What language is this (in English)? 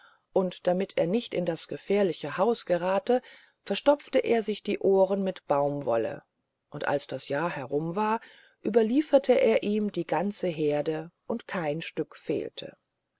German